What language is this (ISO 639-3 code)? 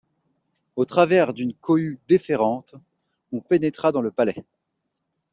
fra